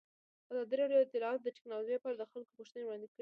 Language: Pashto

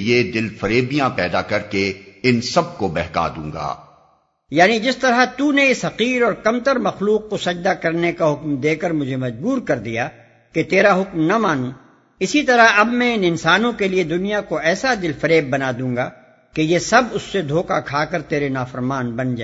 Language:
Urdu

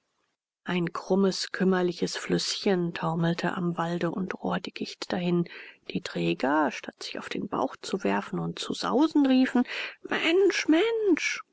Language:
German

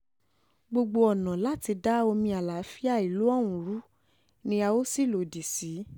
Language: Yoruba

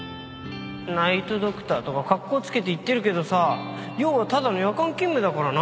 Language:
Japanese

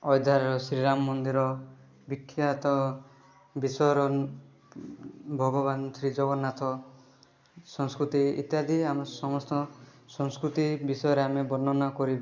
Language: Odia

